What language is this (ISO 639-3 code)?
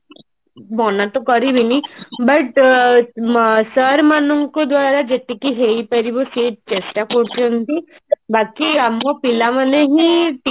ori